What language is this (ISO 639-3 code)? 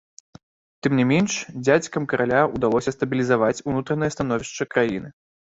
bel